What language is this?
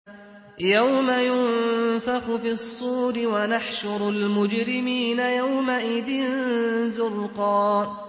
Arabic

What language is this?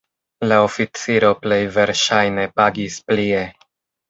Esperanto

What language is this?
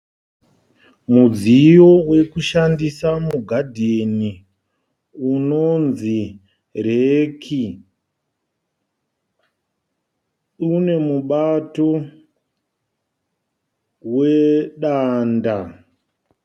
Shona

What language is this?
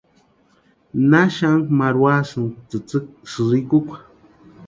Western Highland Purepecha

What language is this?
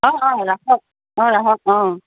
Assamese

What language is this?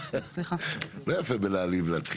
Hebrew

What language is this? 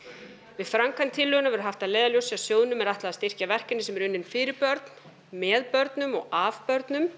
Icelandic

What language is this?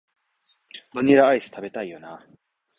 Japanese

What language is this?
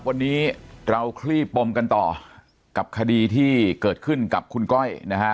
Thai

